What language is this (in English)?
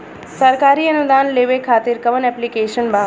Bhojpuri